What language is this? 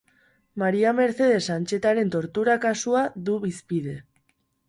Basque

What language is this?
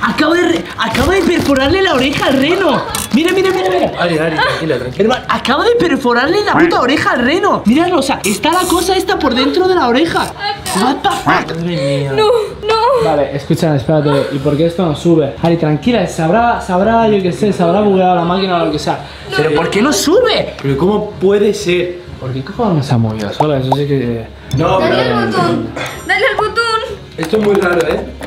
Spanish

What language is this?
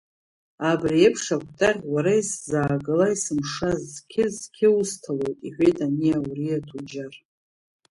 Abkhazian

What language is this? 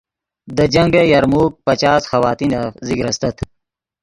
Yidgha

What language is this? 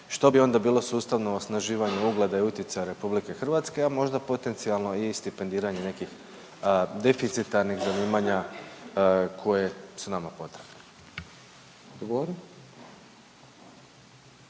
Croatian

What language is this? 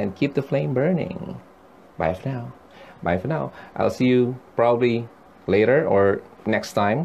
Filipino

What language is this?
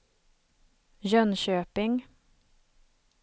Swedish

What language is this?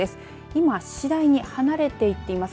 Japanese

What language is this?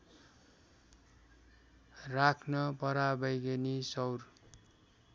Nepali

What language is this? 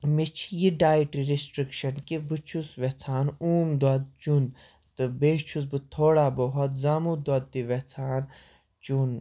Kashmiri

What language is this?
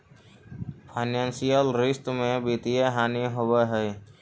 Magahi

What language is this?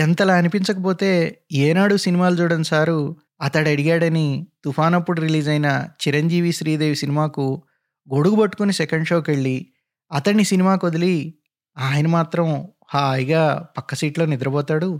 Telugu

